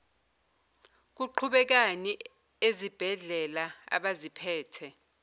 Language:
Zulu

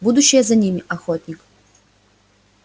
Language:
Russian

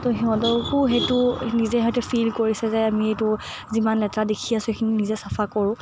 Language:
Assamese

